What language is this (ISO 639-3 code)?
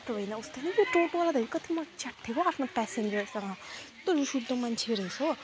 nep